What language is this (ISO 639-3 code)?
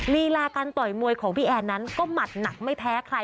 tha